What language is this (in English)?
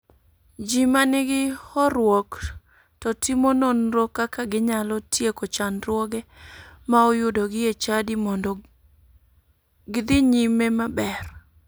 Luo (Kenya and Tanzania)